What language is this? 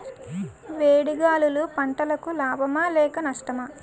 Telugu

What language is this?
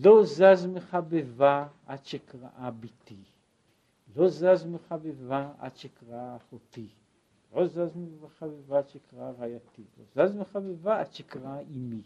Hebrew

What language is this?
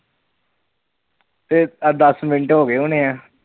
Punjabi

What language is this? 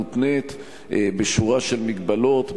Hebrew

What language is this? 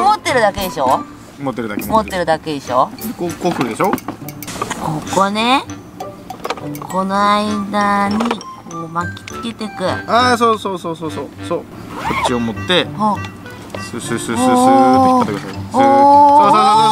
Japanese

